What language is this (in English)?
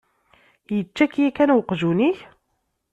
Kabyle